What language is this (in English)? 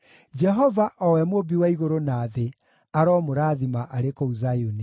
Kikuyu